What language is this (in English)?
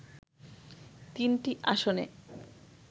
Bangla